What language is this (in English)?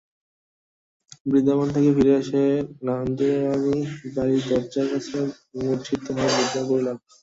Bangla